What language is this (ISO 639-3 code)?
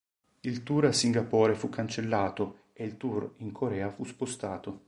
ita